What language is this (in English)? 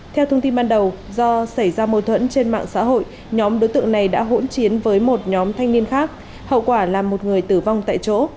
Vietnamese